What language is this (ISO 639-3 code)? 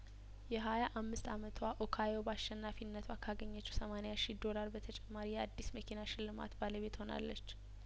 amh